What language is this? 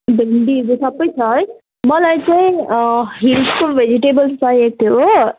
Nepali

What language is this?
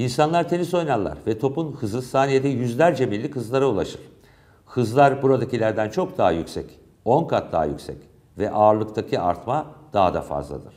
Turkish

